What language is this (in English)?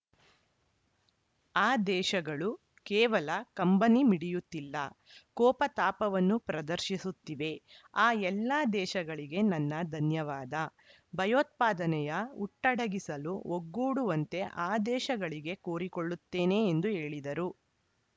Kannada